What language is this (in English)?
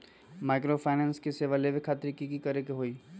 Magahi